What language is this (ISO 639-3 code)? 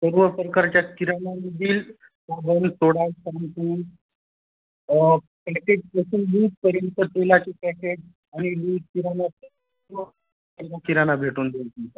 mar